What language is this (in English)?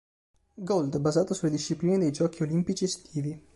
Italian